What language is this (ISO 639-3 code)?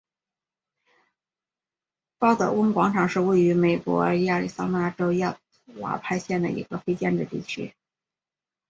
zho